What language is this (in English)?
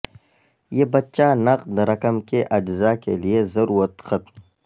Urdu